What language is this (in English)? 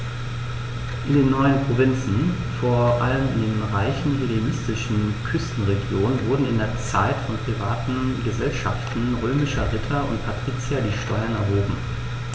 German